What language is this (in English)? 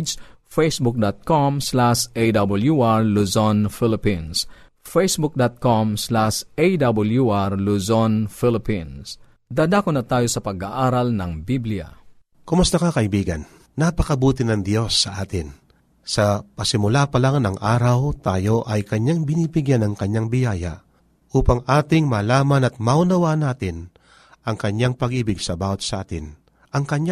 Filipino